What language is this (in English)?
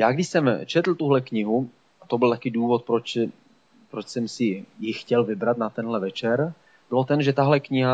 Czech